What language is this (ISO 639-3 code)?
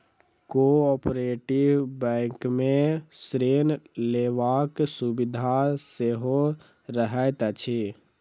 mai